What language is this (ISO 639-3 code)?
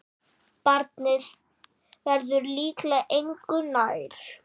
isl